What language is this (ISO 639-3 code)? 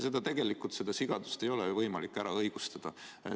est